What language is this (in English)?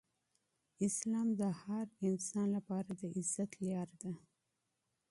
Pashto